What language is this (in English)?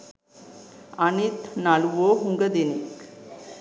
Sinhala